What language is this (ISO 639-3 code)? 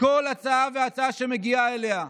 heb